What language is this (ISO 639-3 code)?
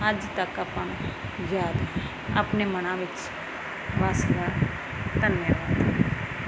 pan